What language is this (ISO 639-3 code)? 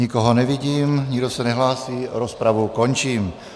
ces